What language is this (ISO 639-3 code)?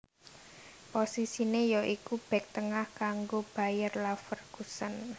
jav